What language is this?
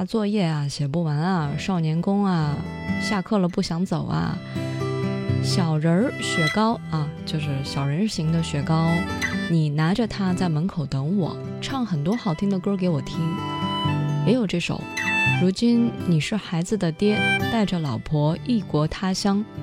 Chinese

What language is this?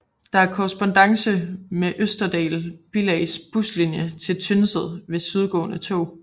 Danish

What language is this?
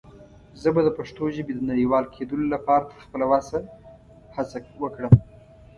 Pashto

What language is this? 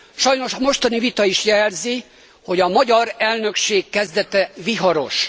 Hungarian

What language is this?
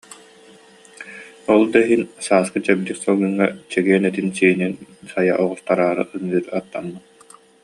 Yakut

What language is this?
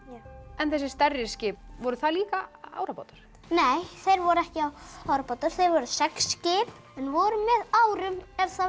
Icelandic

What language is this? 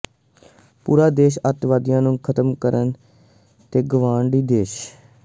Punjabi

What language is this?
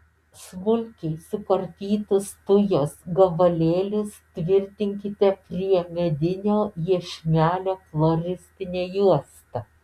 Lithuanian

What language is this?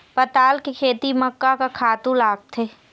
Chhattisgarhi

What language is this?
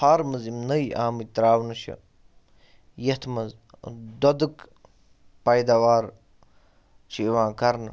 Kashmiri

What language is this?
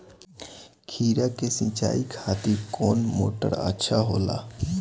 Bhojpuri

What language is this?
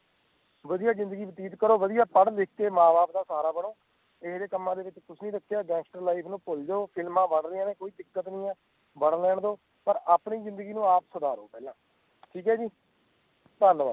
Punjabi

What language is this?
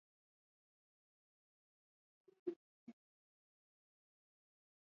Swahili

